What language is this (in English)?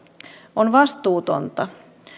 Finnish